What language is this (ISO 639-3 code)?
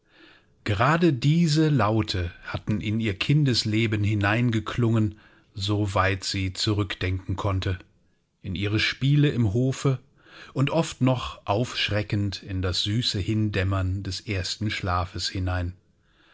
deu